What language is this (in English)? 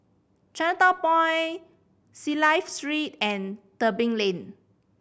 English